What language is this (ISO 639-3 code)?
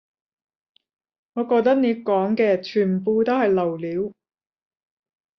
yue